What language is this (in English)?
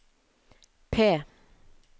Norwegian